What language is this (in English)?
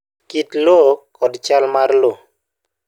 Luo (Kenya and Tanzania)